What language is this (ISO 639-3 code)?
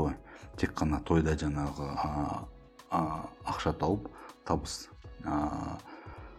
rus